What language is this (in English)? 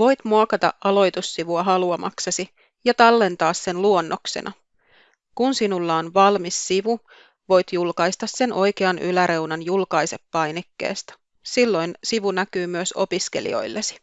Finnish